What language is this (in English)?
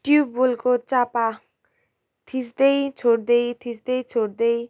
Nepali